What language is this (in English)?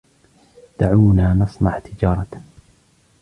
Arabic